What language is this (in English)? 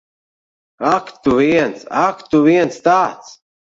Latvian